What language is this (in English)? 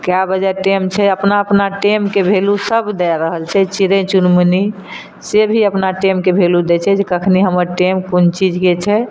Maithili